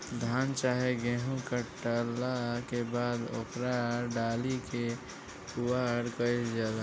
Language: Bhojpuri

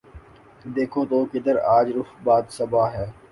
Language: Urdu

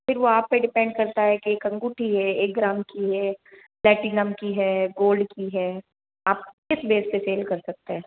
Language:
Hindi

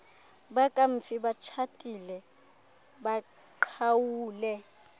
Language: Xhosa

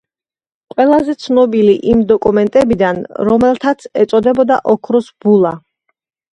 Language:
Georgian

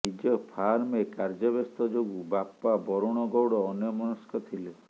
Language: Odia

